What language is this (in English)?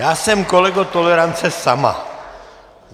Czech